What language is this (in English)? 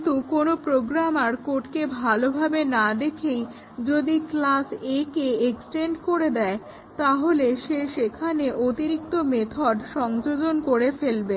Bangla